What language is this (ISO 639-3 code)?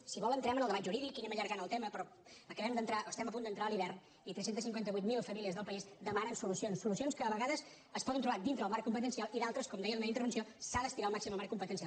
cat